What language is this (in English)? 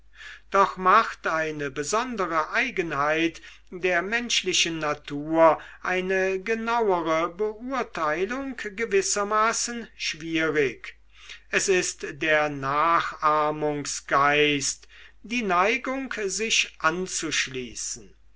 German